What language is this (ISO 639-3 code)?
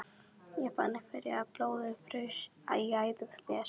isl